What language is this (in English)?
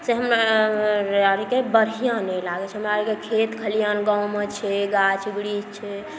Maithili